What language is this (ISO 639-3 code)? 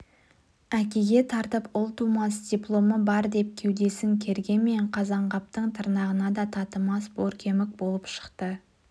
kaz